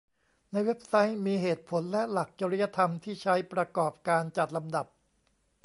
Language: Thai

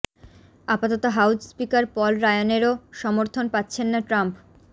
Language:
Bangla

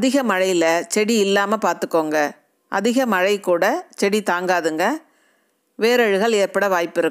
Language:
Arabic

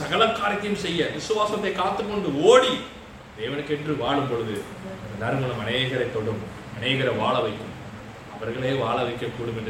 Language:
Tamil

